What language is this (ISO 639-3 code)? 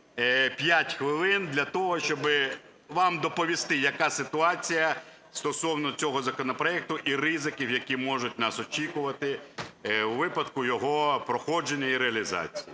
ukr